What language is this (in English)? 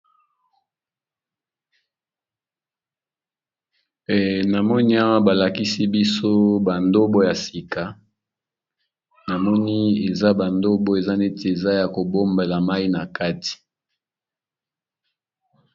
Lingala